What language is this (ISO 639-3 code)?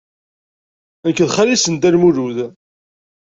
kab